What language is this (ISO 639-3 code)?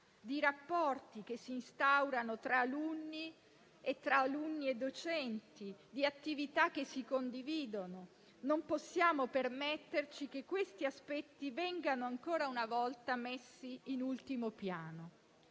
ita